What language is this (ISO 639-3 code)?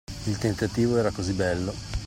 ita